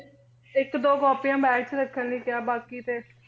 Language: Punjabi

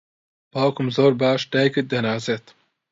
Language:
Central Kurdish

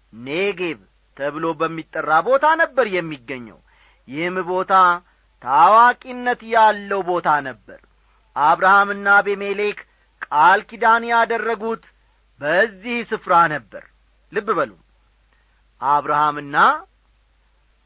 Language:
Amharic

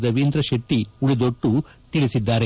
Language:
Kannada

